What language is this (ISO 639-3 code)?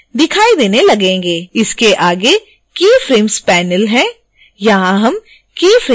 hin